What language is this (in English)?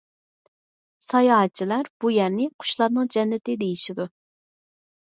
Uyghur